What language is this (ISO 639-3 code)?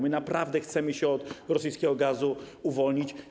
pol